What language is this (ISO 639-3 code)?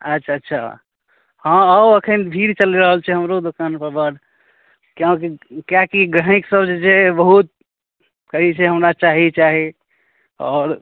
mai